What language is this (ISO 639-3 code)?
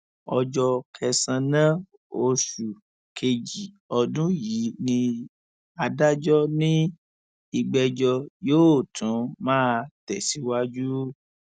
yor